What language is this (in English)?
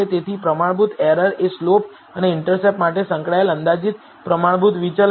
Gujarati